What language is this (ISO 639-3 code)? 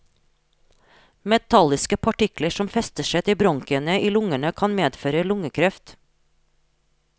nor